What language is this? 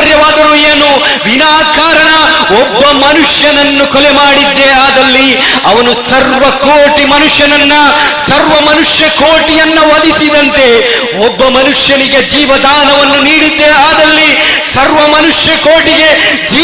Kannada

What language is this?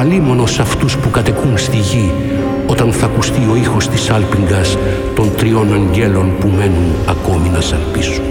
Greek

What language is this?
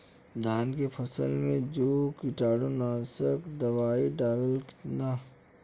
Bhojpuri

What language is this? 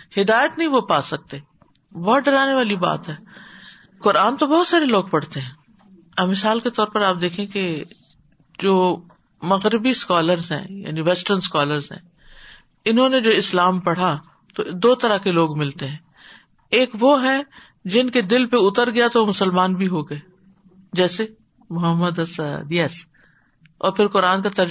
Urdu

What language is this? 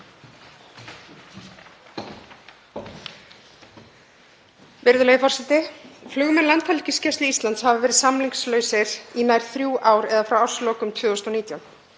Icelandic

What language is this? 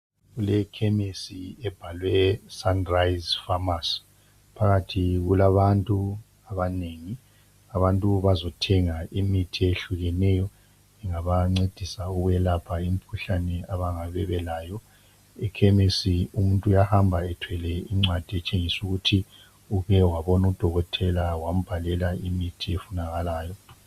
North Ndebele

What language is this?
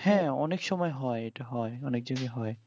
Bangla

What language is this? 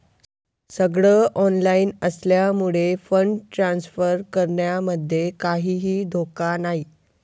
Marathi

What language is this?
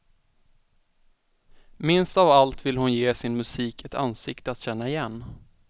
Swedish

